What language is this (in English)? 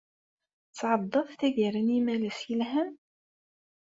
Kabyle